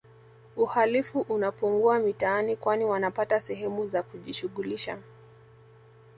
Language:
Swahili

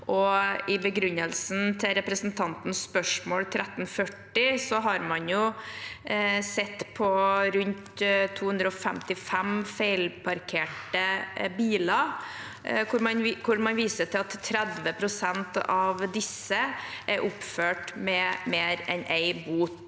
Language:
Norwegian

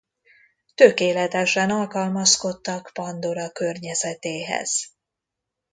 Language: Hungarian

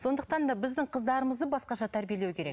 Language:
Kazakh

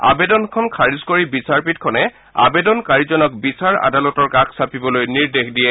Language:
Assamese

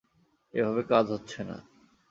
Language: Bangla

